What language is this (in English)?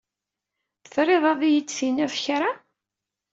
Kabyle